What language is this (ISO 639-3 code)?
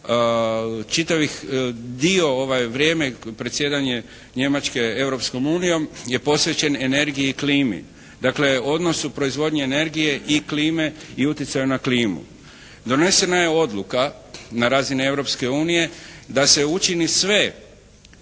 hrv